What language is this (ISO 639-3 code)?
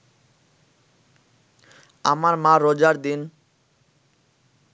ben